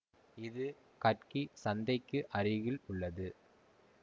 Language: Tamil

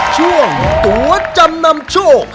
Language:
Thai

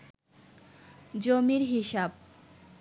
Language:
Bangla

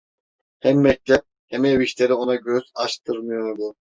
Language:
Turkish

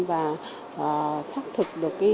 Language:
Vietnamese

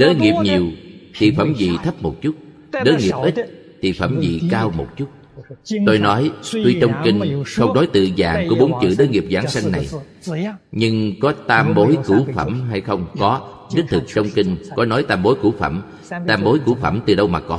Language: Vietnamese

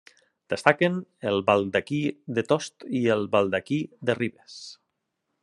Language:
Catalan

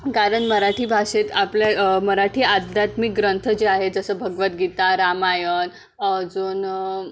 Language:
Marathi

